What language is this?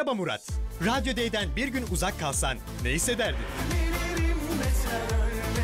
Turkish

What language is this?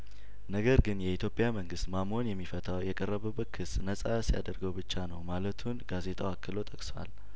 Amharic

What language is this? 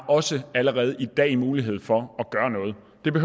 Danish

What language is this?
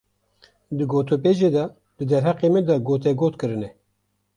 Kurdish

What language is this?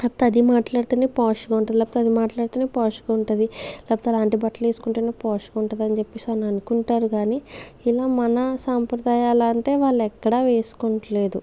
Telugu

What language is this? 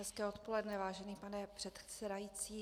Czech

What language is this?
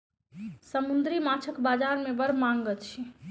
Maithili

